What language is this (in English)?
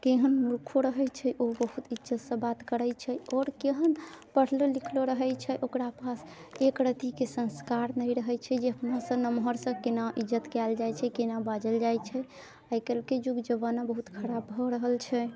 Maithili